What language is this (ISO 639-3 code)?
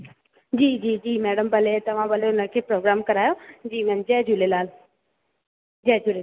snd